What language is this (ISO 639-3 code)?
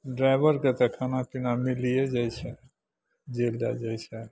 mai